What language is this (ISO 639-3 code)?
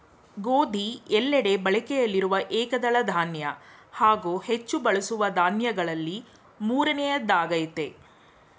kan